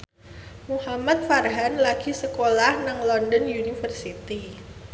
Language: Javanese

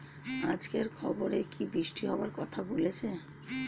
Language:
Bangla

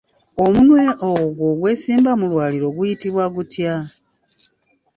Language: Ganda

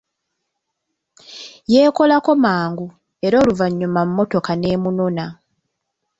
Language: Ganda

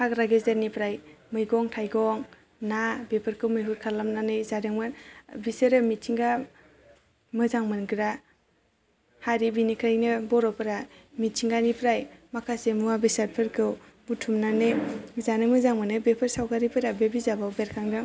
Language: Bodo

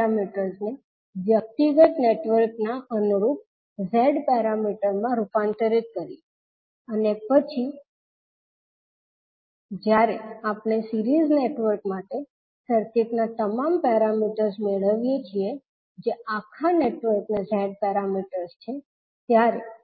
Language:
Gujarati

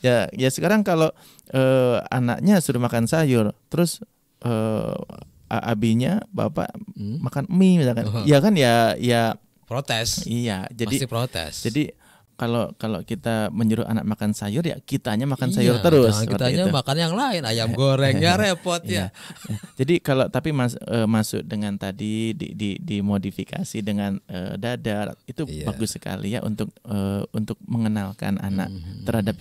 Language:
Indonesian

